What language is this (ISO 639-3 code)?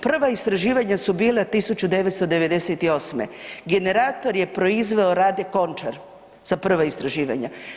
hrv